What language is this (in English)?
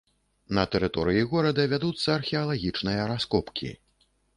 Belarusian